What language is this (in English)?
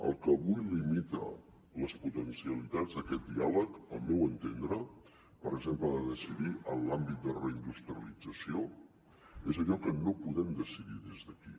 Catalan